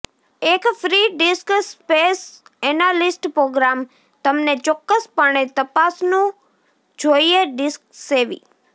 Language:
Gujarati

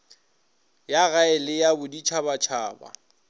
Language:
Northern Sotho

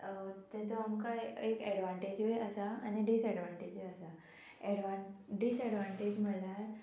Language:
Konkani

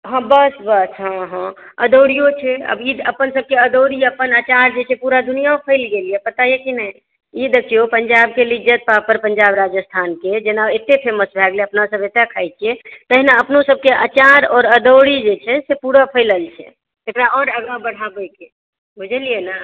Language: Maithili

